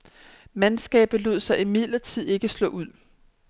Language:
Danish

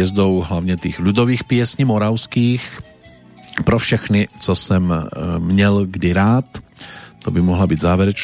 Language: Slovak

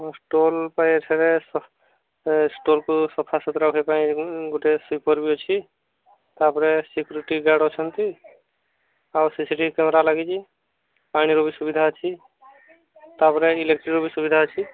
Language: Odia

